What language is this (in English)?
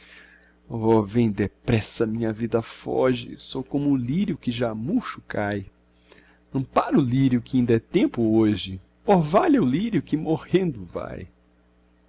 Portuguese